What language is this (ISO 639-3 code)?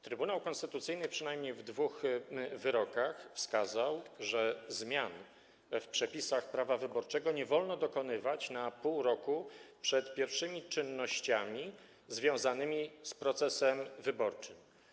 pol